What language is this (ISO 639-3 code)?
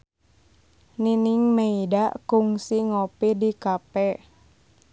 sun